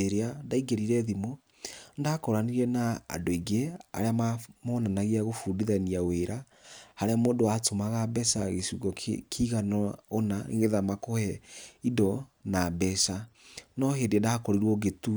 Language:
Kikuyu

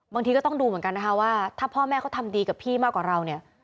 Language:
Thai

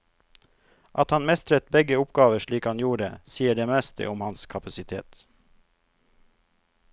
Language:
Norwegian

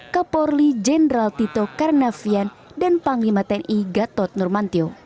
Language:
Indonesian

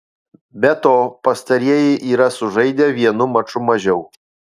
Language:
Lithuanian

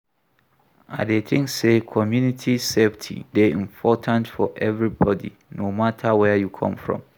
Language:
Nigerian Pidgin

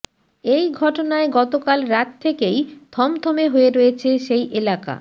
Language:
Bangla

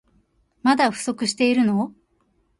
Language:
Japanese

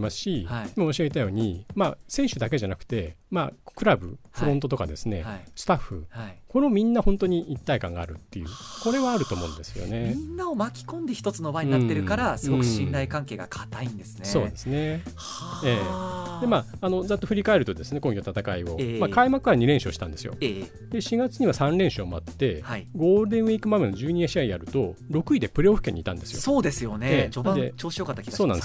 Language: Japanese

